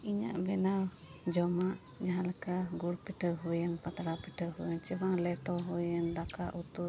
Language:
Santali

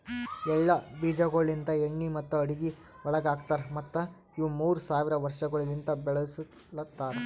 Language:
Kannada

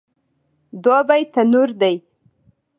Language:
Pashto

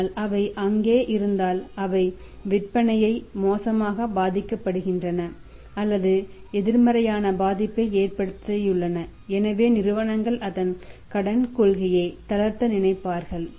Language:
Tamil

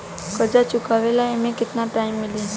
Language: Bhojpuri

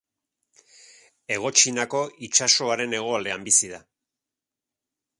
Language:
Basque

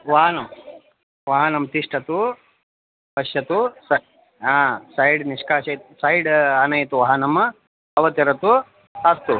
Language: Sanskrit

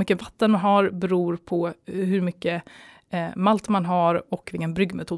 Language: Swedish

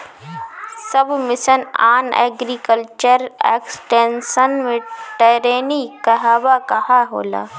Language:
Bhojpuri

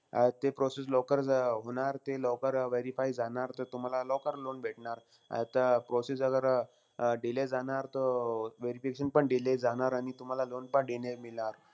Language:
Marathi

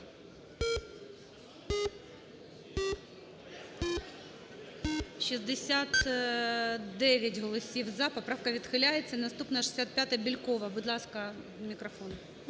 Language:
Ukrainian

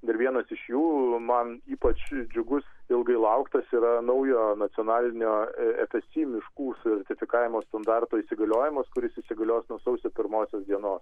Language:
Lithuanian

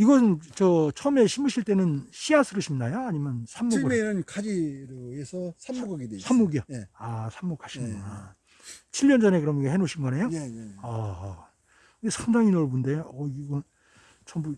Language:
Korean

